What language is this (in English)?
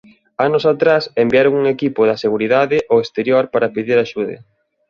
Galician